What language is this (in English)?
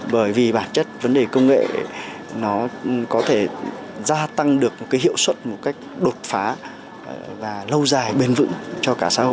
Vietnamese